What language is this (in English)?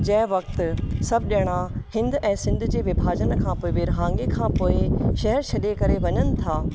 Sindhi